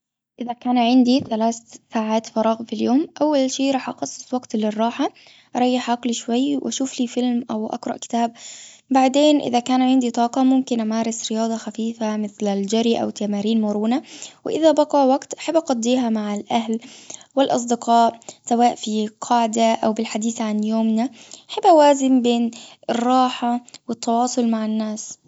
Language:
Gulf Arabic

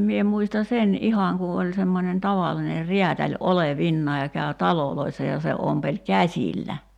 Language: Finnish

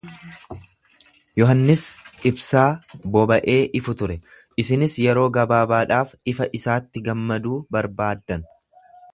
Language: Oromo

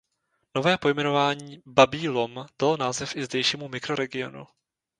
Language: Czech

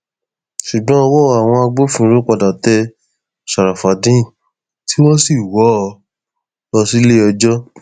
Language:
Yoruba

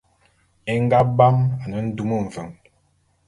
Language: Bulu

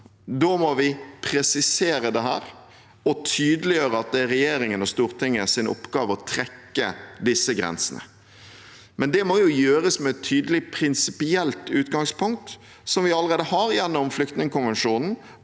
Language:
Norwegian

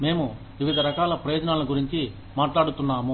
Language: Telugu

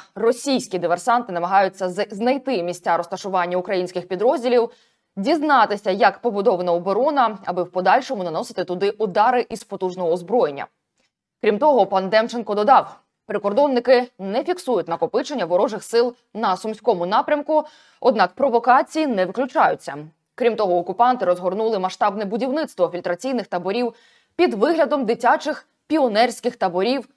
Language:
Ukrainian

